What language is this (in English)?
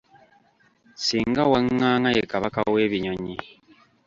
Ganda